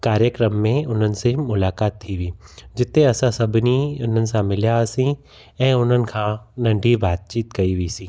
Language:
Sindhi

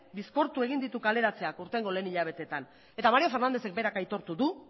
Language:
Basque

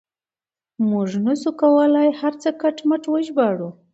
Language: Pashto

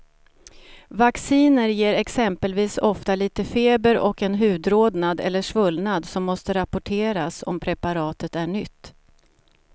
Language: Swedish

